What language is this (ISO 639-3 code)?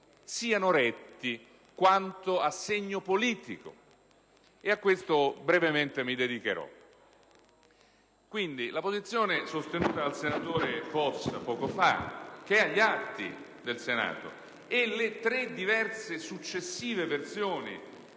ita